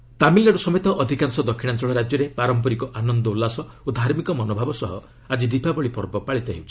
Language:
Odia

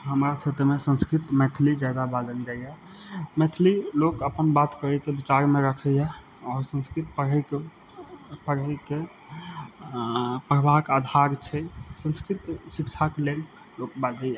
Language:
Maithili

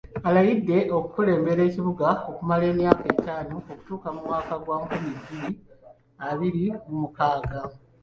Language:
Ganda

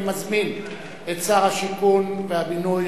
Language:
Hebrew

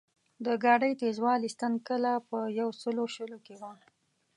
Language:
Pashto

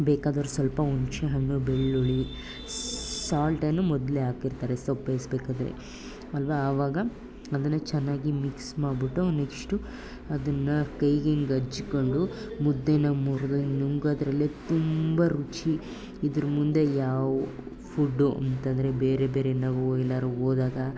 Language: Kannada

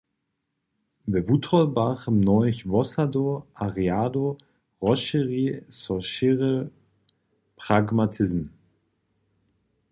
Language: Upper Sorbian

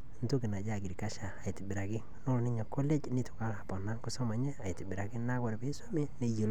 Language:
Masai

